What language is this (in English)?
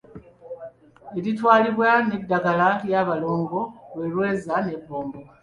Ganda